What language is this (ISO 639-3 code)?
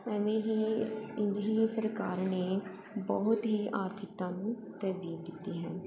pan